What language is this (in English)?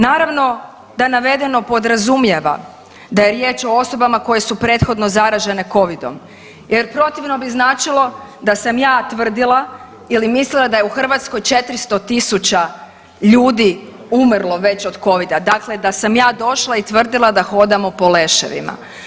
Croatian